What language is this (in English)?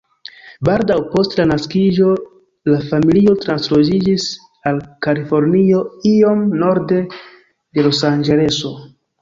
Esperanto